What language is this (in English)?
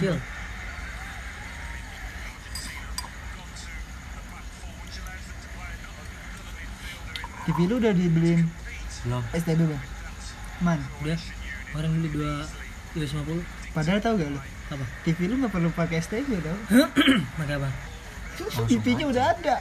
Indonesian